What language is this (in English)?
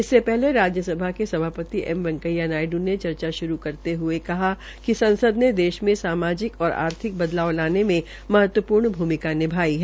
Hindi